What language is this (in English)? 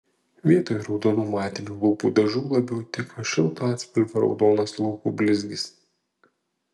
Lithuanian